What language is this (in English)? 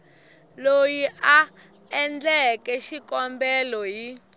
Tsonga